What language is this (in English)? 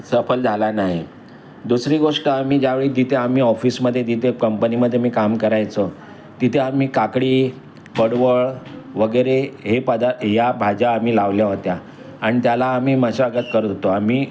Marathi